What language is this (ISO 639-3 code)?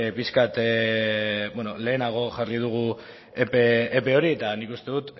eus